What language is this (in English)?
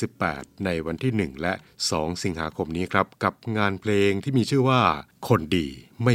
Thai